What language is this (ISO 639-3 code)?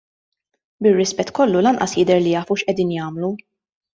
mlt